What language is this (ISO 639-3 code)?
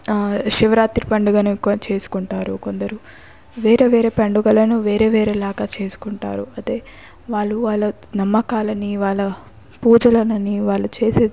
tel